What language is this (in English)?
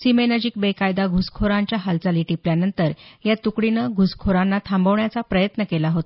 Marathi